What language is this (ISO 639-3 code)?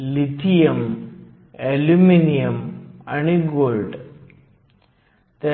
mar